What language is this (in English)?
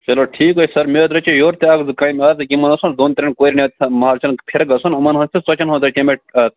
Kashmiri